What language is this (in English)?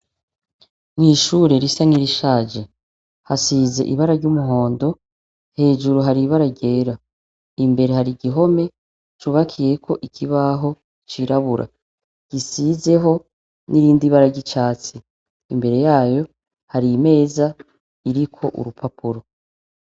Rundi